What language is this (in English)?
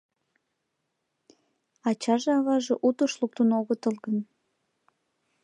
Mari